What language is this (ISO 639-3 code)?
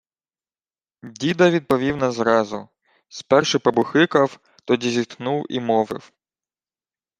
ukr